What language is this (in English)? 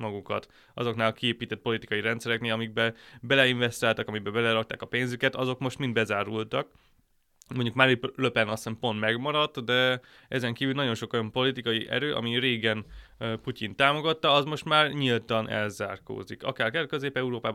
Hungarian